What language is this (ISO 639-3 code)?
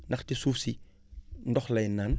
wol